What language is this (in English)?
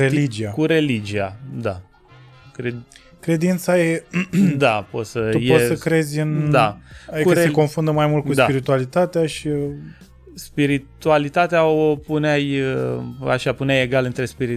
Romanian